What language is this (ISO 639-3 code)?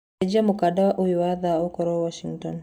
kik